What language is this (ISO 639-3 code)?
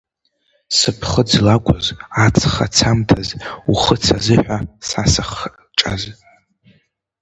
abk